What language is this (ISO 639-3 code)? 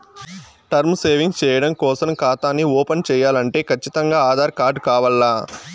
tel